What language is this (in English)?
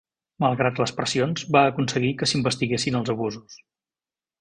Catalan